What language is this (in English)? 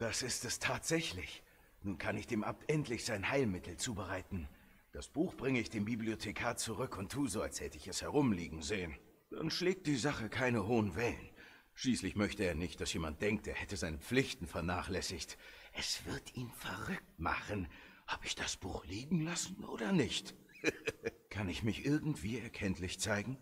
German